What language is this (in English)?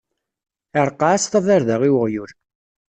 Kabyle